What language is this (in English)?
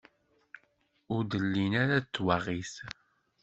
Kabyle